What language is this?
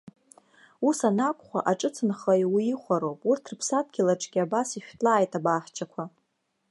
Abkhazian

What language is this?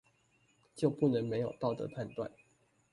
Chinese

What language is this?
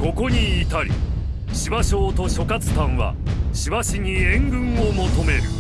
Japanese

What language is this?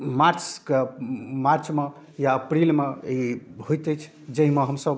Maithili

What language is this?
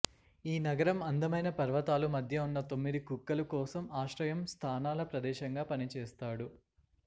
Telugu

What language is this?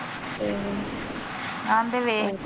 Punjabi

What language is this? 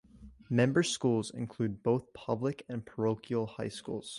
English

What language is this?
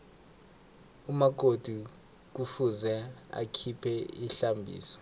South Ndebele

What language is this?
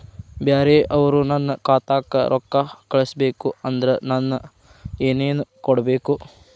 Kannada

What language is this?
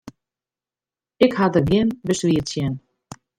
Western Frisian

